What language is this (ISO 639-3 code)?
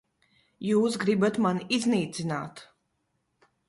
lav